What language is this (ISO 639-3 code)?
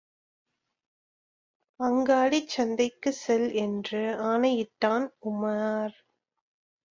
tam